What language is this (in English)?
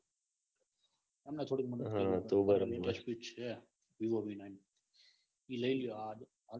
Gujarati